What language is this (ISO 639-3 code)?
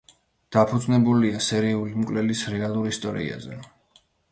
kat